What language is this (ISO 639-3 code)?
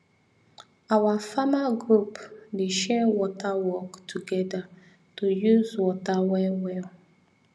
pcm